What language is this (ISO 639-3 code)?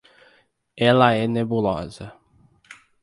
por